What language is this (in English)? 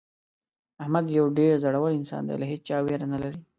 Pashto